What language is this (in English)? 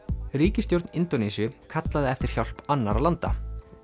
Icelandic